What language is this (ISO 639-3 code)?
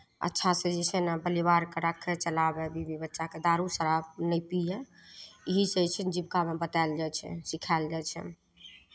mai